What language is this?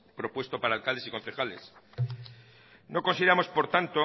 Spanish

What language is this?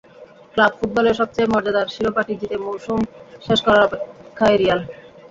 Bangla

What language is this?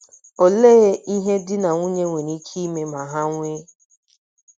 Igbo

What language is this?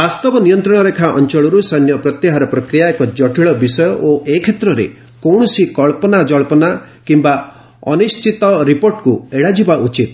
Odia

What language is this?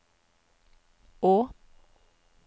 Norwegian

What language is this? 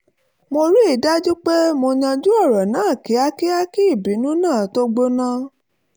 Yoruba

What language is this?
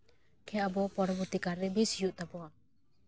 Santali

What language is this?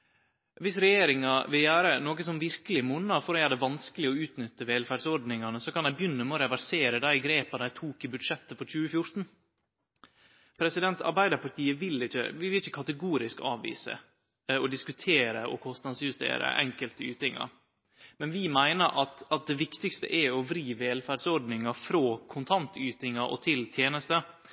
Norwegian Nynorsk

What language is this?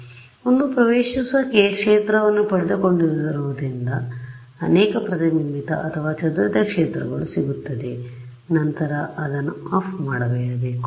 Kannada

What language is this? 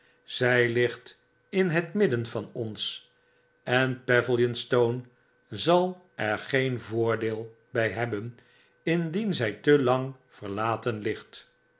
Dutch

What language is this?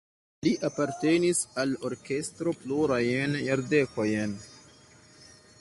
Esperanto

